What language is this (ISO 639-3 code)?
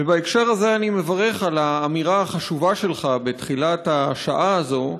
heb